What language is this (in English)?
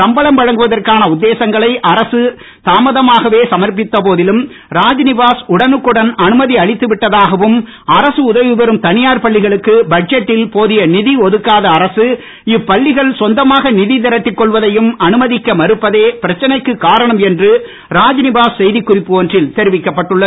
Tamil